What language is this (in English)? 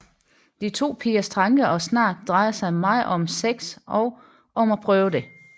Danish